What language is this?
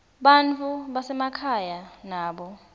Swati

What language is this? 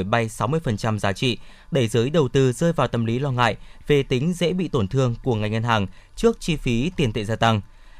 Vietnamese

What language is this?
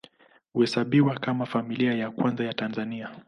Swahili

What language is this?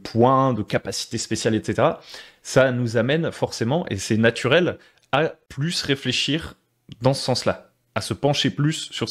French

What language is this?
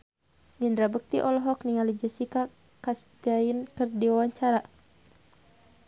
Sundanese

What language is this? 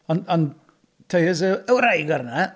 Welsh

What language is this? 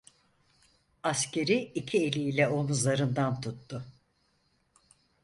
Turkish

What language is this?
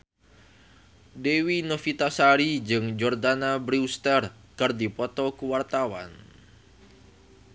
Sundanese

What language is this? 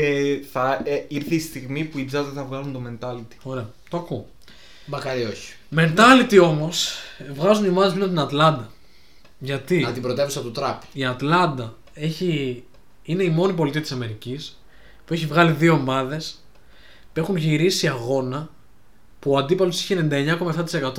Greek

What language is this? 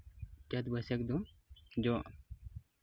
Santali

